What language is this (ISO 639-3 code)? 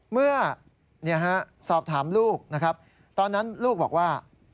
tha